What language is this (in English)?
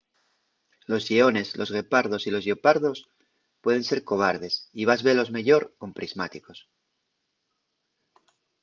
Asturian